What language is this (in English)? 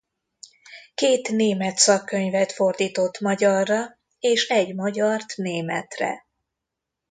Hungarian